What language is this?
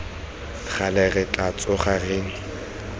Tswana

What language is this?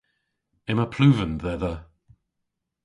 Cornish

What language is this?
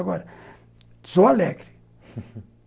Portuguese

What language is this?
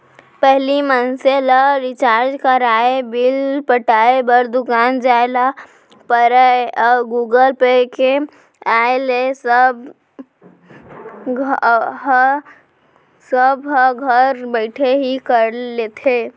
Chhattisgarhi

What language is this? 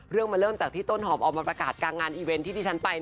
Thai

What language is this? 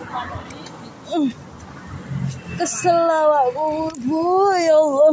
Thai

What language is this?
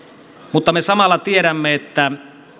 Finnish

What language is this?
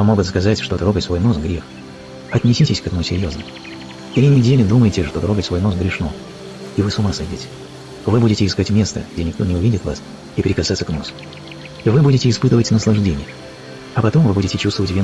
Russian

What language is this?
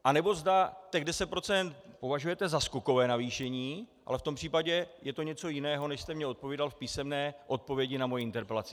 Czech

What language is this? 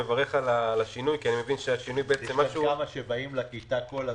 Hebrew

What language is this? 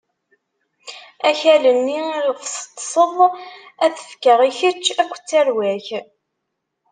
Kabyle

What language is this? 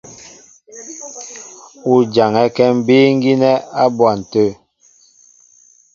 Mbo (Cameroon)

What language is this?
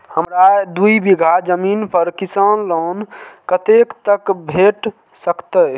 Maithili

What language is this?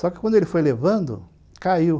Portuguese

